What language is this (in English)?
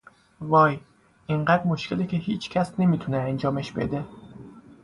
Persian